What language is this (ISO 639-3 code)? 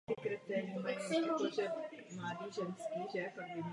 ces